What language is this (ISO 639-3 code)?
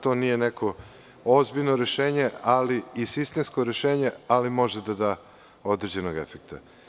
srp